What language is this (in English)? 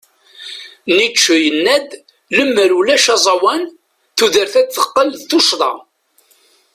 Kabyle